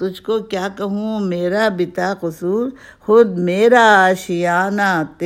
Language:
Urdu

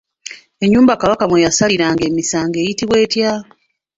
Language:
Ganda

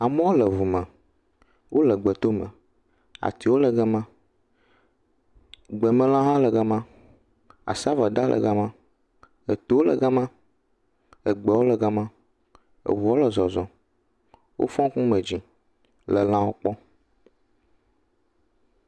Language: Ewe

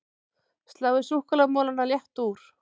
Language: Icelandic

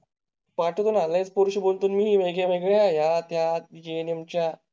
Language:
Marathi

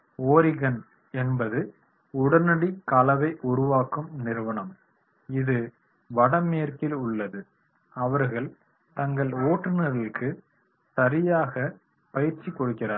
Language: Tamil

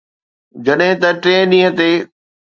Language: Sindhi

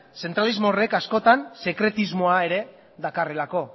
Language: Basque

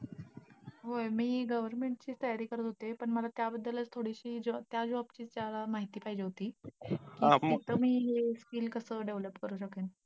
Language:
Marathi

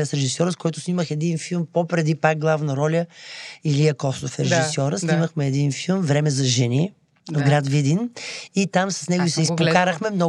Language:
Bulgarian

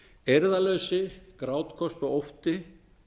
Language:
Icelandic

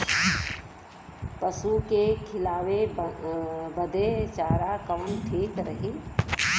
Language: Bhojpuri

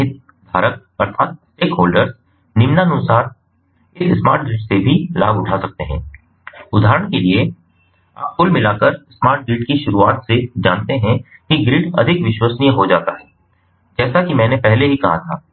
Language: Hindi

